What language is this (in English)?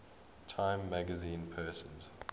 English